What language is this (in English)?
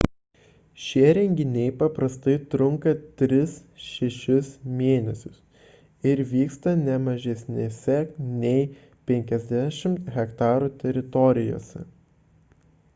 Lithuanian